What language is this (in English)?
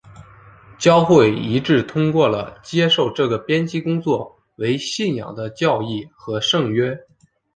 Chinese